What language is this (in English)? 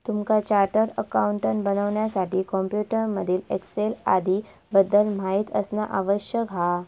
Marathi